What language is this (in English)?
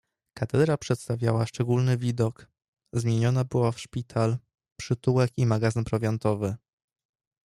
Polish